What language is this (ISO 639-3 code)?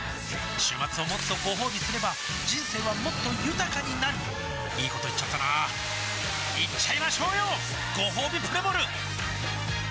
jpn